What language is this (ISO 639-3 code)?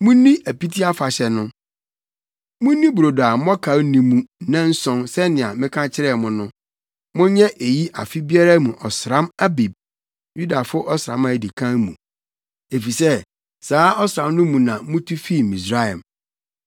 aka